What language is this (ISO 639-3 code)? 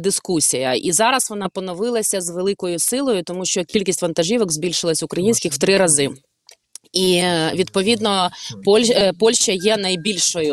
ukr